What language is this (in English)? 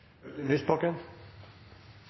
Norwegian Nynorsk